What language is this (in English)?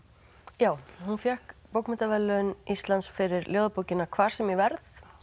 Icelandic